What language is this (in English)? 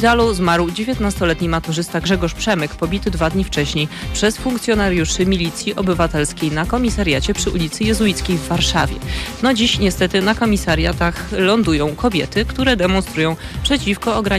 Polish